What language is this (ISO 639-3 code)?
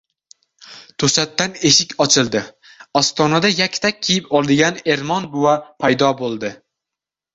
uzb